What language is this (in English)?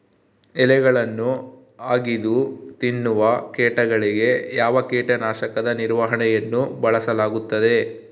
Kannada